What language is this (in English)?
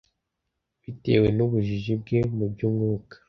Kinyarwanda